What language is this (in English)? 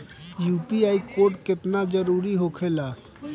Bhojpuri